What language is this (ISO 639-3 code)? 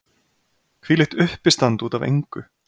isl